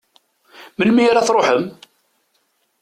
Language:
Kabyle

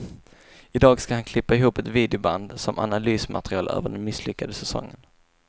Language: Swedish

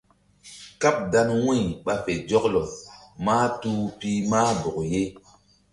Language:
Mbum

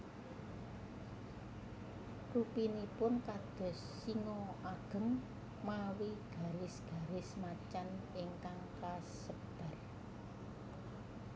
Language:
Javanese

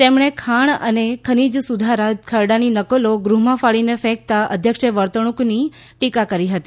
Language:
Gujarati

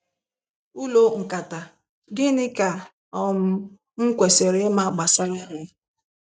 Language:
Igbo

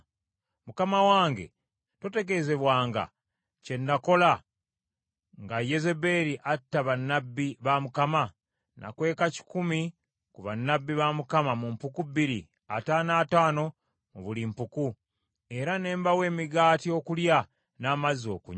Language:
Ganda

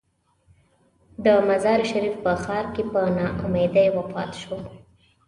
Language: Pashto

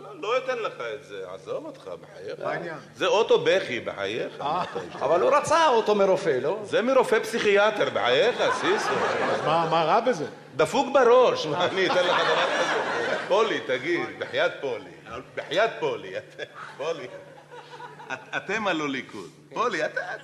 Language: Hebrew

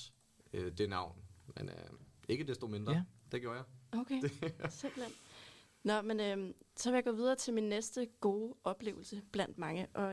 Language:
Danish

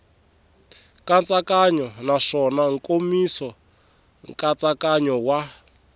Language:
Tsonga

